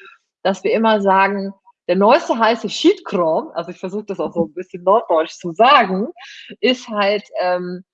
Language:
German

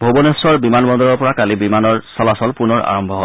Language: Assamese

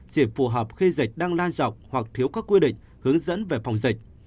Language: Vietnamese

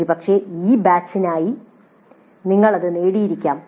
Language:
Malayalam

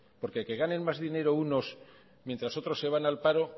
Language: Spanish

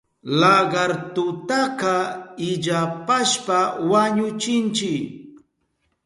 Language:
Southern Pastaza Quechua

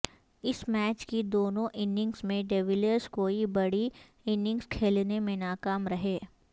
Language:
Urdu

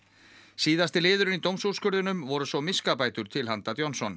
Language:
Icelandic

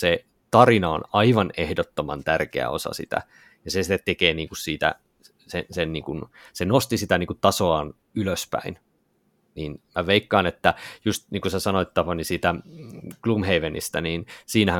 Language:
Finnish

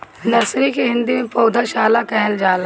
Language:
Bhojpuri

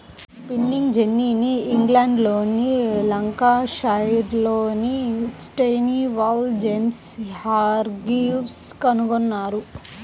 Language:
Telugu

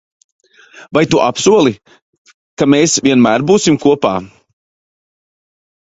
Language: Latvian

